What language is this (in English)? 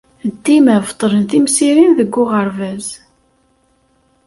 Kabyle